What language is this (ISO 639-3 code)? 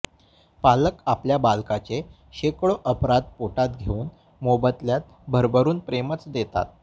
mar